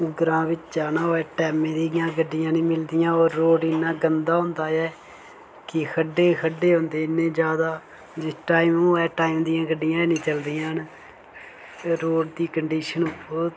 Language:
Dogri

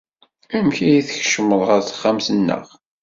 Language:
Kabyle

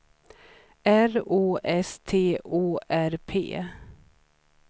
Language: Swedish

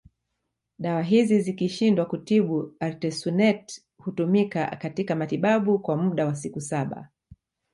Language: Swahili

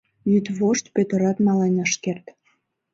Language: Mari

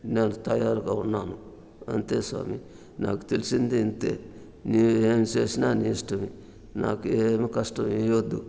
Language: Telugu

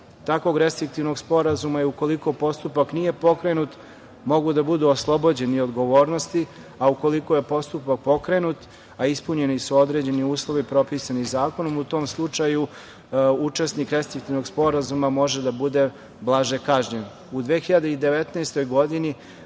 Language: Serbian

